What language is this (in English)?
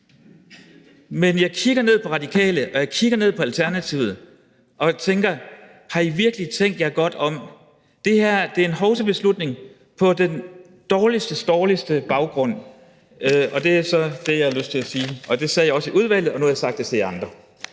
Danish